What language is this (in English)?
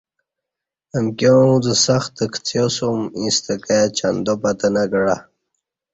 Kati